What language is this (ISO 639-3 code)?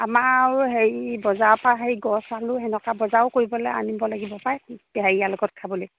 asm